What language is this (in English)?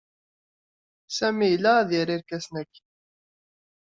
Kabyle